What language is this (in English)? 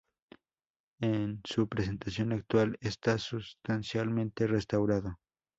Spanish